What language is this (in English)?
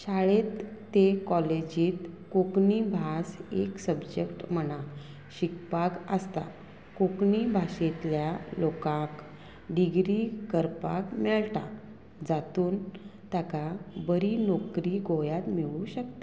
Konkani